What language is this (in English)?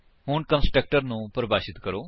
Punjabi